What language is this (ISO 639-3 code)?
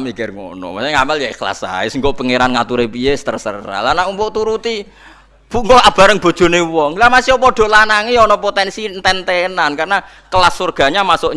ind